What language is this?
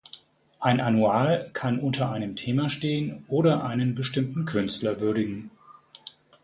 German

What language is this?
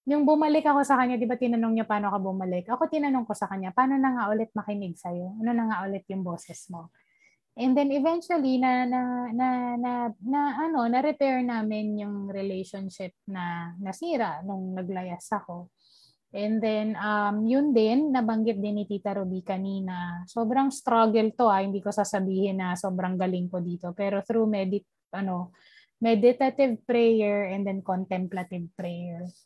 Filipino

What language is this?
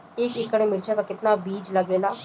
Bhojpuri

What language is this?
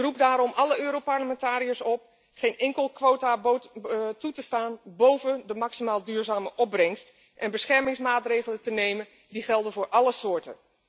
Dutch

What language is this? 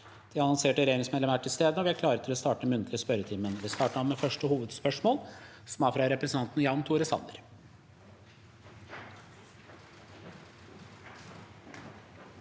Norwegian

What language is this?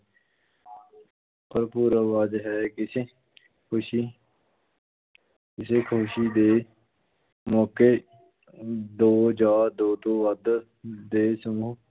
Punjabi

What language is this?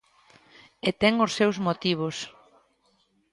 Galician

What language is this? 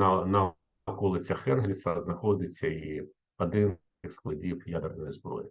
Ukrainian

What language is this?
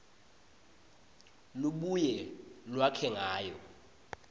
Swati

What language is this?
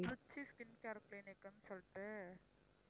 Tamil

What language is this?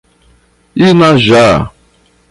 Portuguese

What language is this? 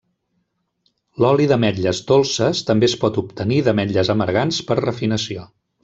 Catalan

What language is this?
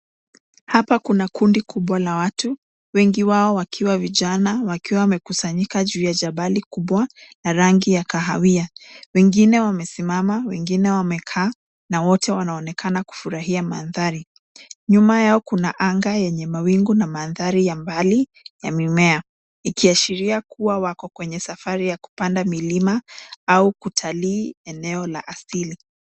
Swahili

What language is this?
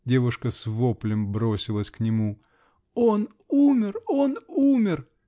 Russian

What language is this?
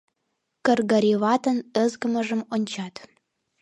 Mari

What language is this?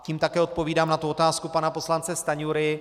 Czech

